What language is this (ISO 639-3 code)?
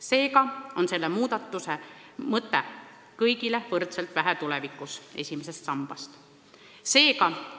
est